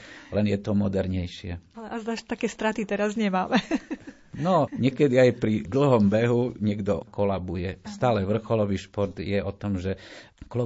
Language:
Slovak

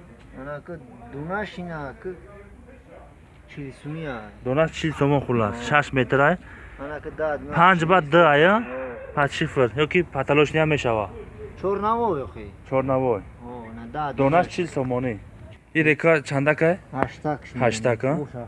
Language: Turkish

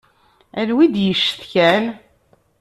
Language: Kabyle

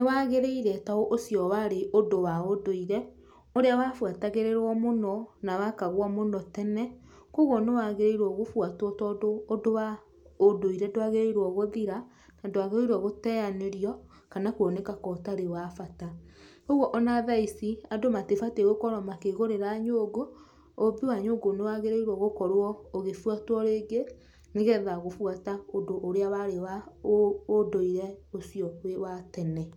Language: Kikuyu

